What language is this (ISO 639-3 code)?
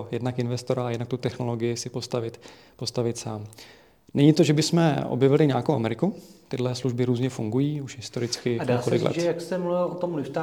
ces